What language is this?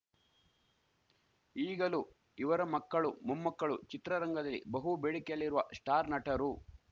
Kannada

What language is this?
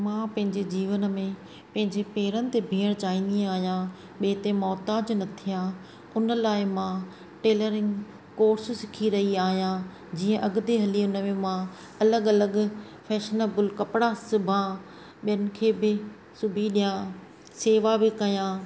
Sindhi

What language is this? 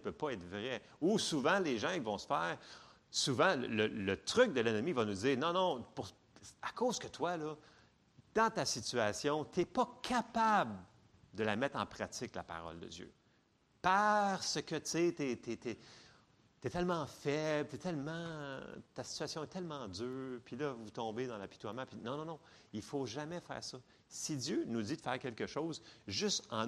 French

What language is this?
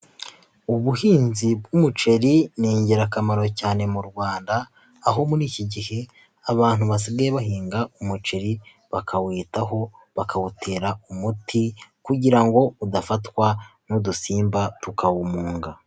Kinyarwanda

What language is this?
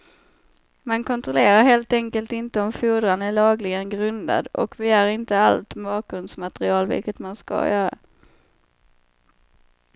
Swedish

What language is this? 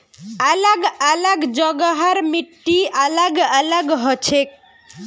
Magahi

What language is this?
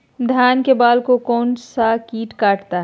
Magahi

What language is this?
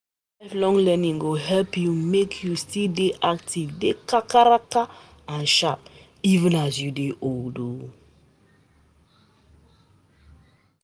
Nigerian Pidgin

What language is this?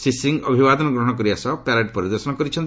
Odia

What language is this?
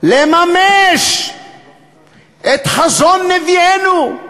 Hebrew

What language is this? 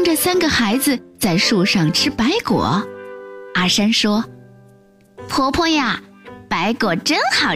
Chinese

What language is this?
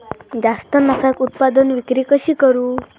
Marathi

